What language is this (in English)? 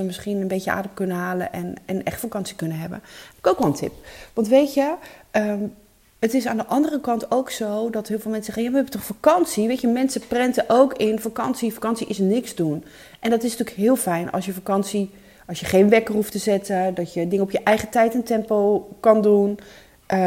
Dutch